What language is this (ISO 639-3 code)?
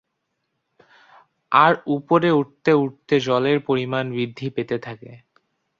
ben